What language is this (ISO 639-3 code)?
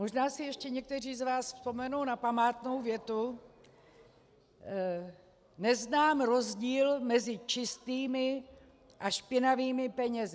ces